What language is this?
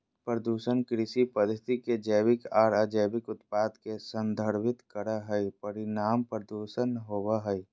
Magahi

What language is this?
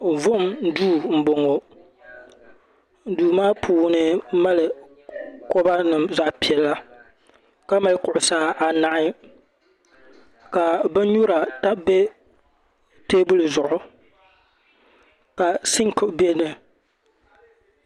Dagbani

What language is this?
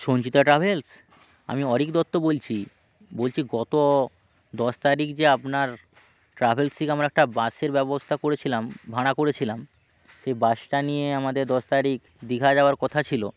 Bangla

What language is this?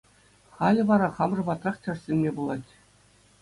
Chuvash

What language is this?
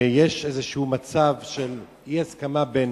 Hebrew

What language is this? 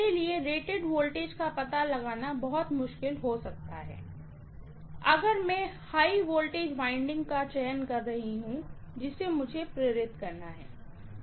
Hindi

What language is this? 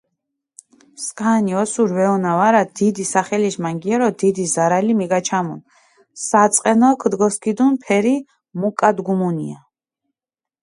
Mingrelian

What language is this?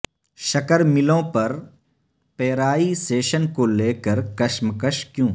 Urdu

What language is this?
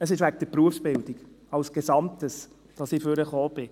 Swiss German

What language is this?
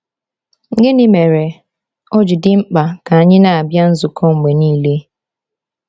Igbo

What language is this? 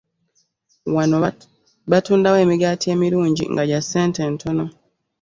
Ganda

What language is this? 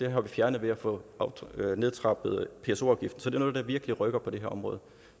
Danish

